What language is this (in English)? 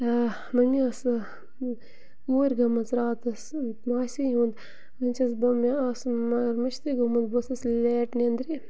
Kashmiri